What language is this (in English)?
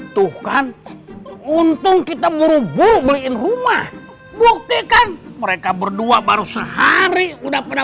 Indonesian